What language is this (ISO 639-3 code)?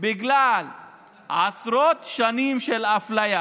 heb